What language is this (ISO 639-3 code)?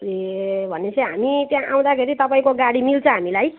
nep